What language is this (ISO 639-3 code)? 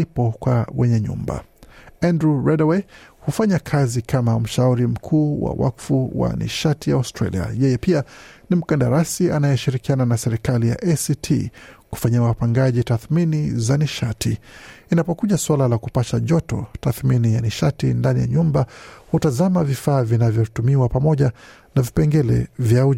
swa